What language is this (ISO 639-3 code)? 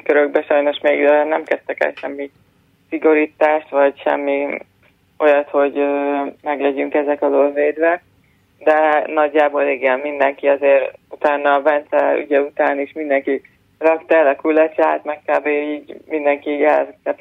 hun